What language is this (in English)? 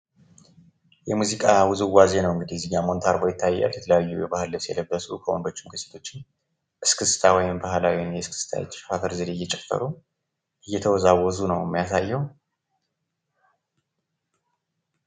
Amharic